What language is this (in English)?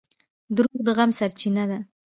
Pashto